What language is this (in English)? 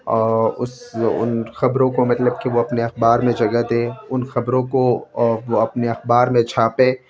Urdu